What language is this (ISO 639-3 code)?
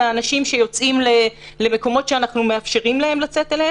heb